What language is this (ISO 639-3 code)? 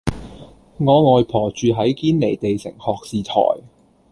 yue